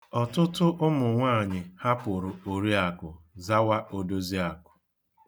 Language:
Igbo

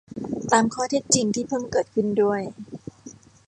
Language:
Thai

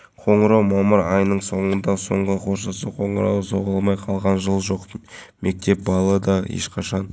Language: Kazakh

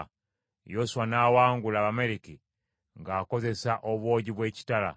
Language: Ganda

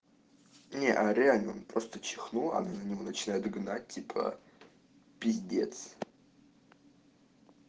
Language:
Russian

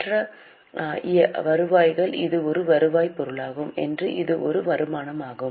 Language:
Tamil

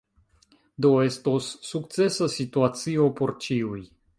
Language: Esperanto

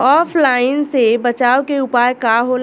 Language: Bhojpuri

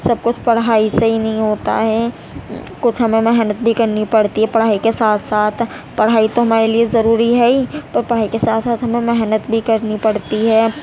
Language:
Urdu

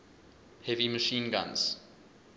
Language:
English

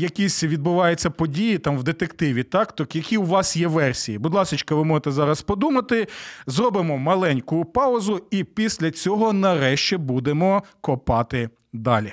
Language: Ukrainian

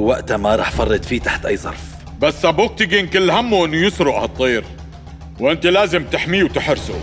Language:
Arabic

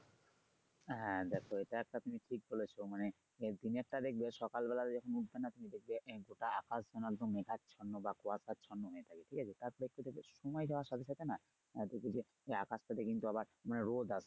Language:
Bangla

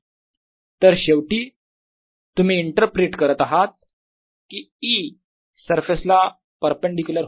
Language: Marathi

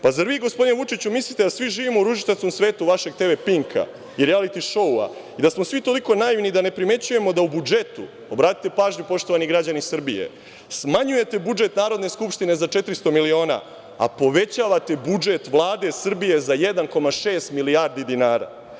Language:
Serbian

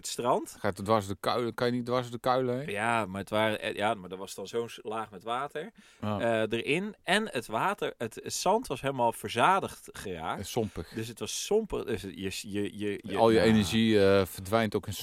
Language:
Dutch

